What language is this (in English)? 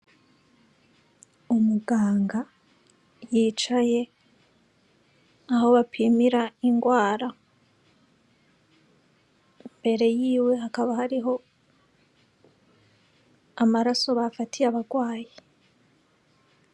Rundi